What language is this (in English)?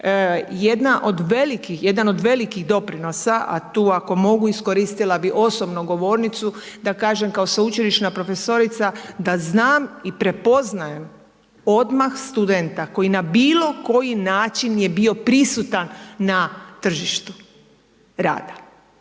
Croatian